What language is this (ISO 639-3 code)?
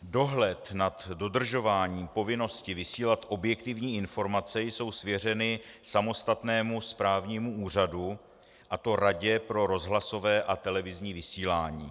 ces